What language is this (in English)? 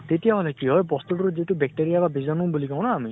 Assamese